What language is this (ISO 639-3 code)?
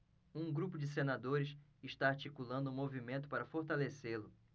por